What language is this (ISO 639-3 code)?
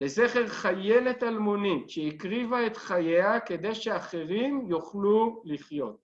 heb